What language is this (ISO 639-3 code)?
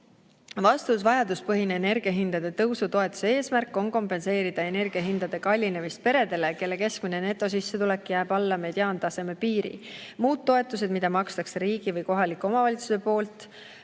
est